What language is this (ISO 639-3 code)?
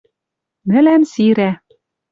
mrj